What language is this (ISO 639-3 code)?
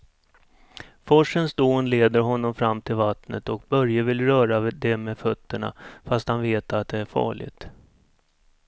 swe